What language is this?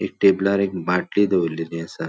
Konkani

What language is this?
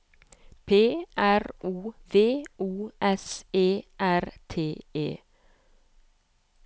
Norwegian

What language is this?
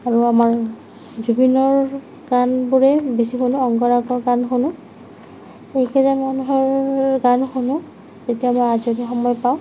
Assamese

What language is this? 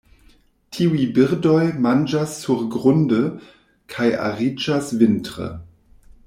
Esperanto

